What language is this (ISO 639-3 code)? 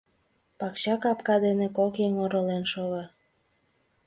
chm